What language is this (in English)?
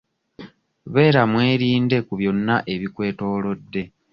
Ganda